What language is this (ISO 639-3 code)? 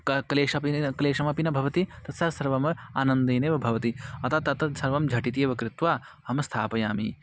san